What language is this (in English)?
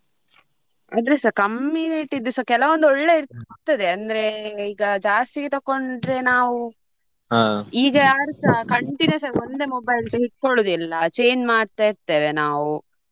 Kannada